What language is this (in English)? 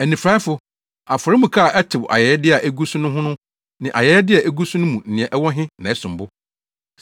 Akan